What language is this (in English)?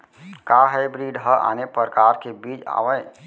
Chhattisgarhi